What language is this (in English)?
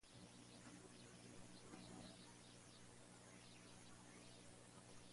Spanish